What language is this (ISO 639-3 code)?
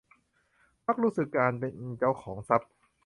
tha